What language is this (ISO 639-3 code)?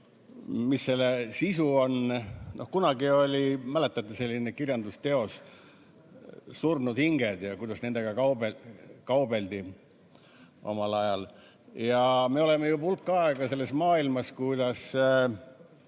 est